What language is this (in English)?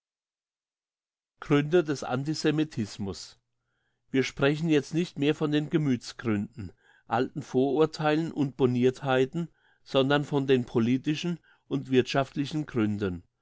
German